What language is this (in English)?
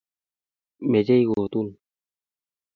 Kalenjin